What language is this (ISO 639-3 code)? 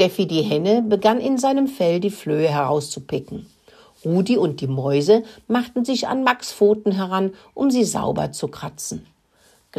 deu